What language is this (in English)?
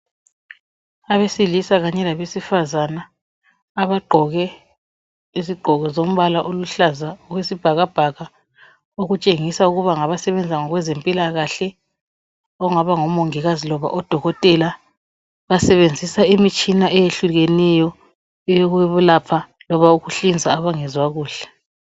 North Ndebele